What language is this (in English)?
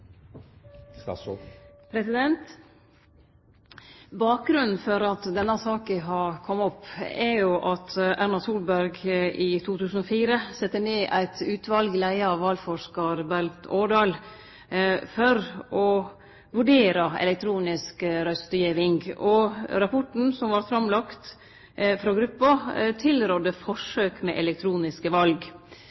Norwegian Nynorsk